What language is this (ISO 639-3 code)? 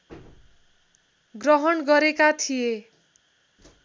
nep